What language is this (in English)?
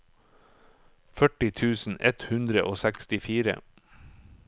Norwegian